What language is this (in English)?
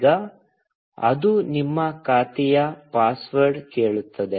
Kannada